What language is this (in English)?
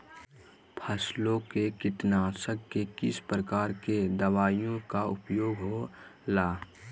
Magahi